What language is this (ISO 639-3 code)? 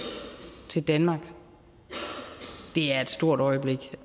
dan